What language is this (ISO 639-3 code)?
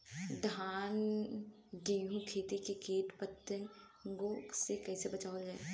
bho